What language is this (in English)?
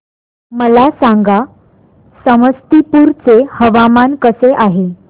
Marathi